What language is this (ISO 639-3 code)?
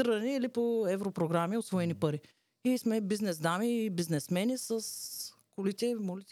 bul